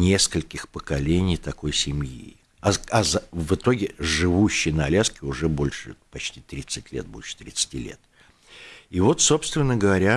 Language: Russian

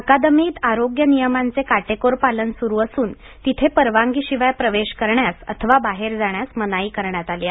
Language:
Marathi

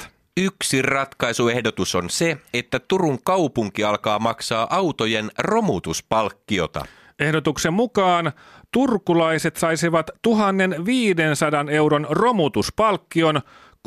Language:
Finnish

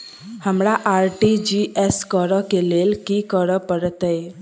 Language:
Maithili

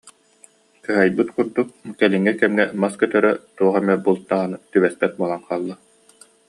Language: Yakut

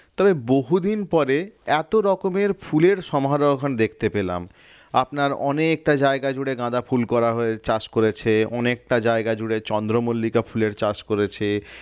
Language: Bangla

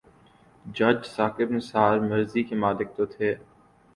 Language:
Urdu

